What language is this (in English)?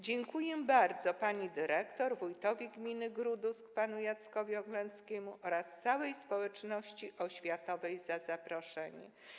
Polish